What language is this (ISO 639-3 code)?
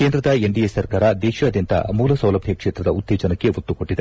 kan